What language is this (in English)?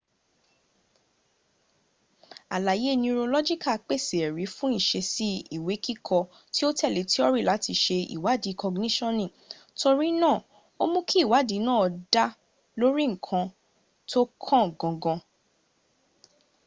Yoruba